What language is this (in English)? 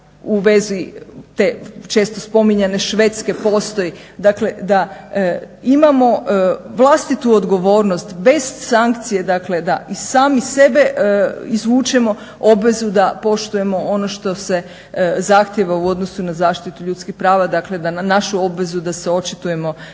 Croatian